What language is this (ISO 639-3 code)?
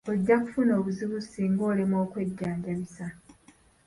lug